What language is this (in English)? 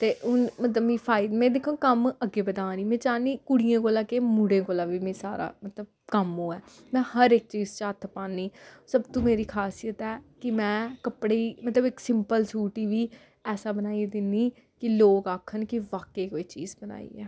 Dogri